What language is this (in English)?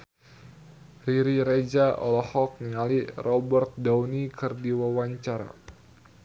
Sundanese